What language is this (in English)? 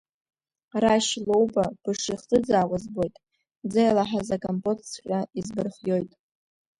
Abkhazian